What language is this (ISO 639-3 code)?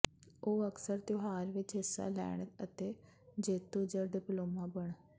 pan